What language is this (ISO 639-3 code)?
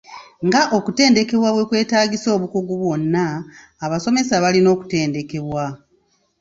lug